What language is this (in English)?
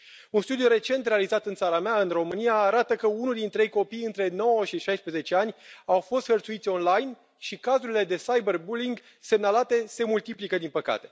Romanian